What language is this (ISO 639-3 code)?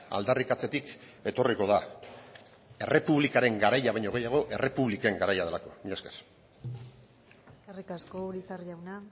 eus